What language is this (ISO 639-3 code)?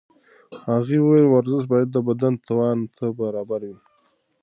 pus